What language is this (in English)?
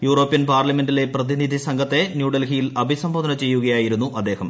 Malayalam